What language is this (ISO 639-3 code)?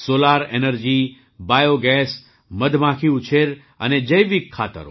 guj